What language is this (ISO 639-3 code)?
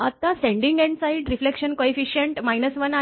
mar